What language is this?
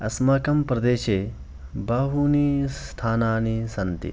Sanskrit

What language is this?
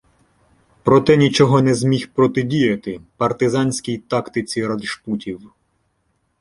Ukrainian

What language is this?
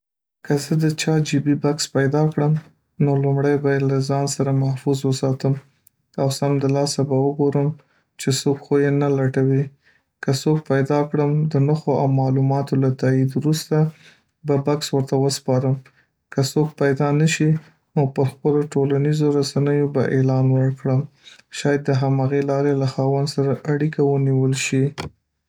Pashto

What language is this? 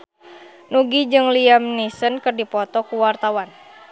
Sundanese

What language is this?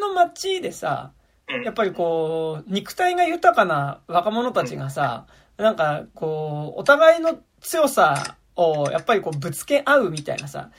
Japanese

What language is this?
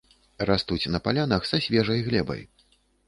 Belarusian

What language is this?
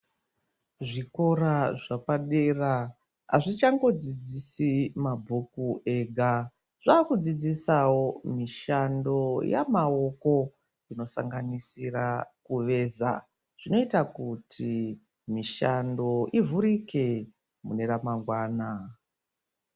Ndau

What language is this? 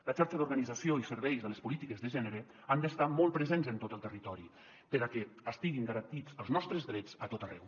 Catalan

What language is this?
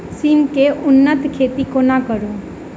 Maithili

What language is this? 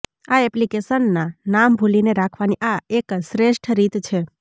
Gujarati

